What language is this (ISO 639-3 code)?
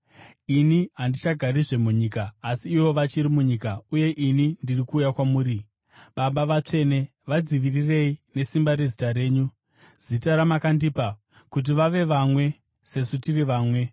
sna